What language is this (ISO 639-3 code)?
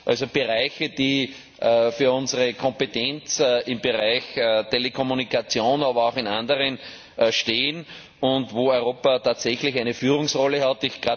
deu